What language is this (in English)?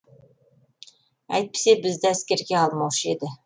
Kazakh